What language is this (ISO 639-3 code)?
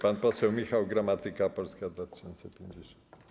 pol